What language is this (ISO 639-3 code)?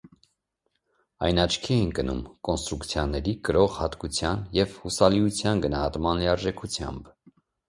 hye